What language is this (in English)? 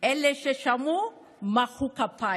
Hebrew